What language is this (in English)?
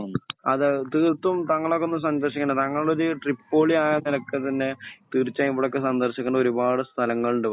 Malayalam